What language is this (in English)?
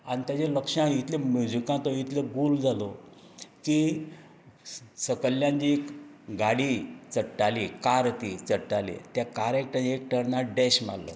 Konkani